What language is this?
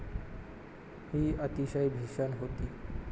Marathi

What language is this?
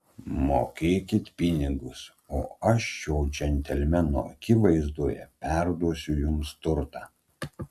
Lithuanian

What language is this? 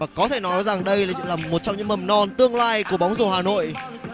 Vietnamese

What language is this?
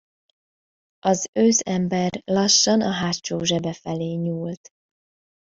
Hungarian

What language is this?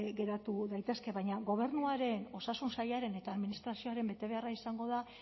Basque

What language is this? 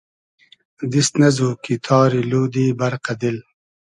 Hazaragi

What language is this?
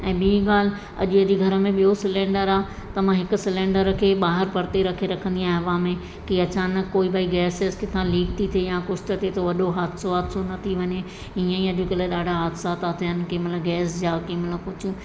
Sindhi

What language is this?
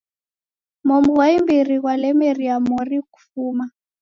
Taita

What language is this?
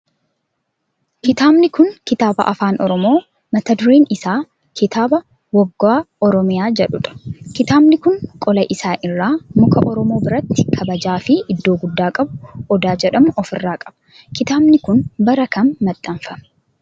Oromo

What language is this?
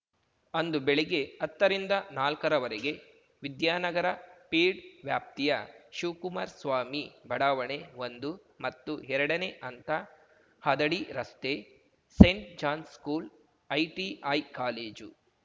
Kannada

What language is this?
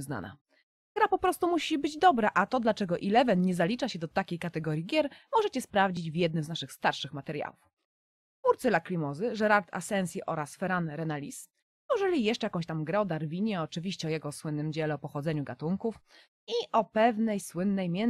Polish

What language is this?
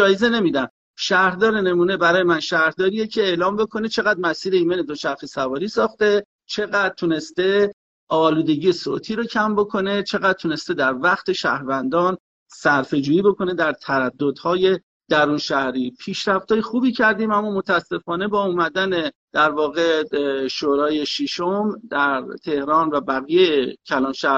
Persian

